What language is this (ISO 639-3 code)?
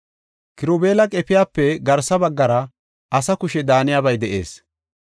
gof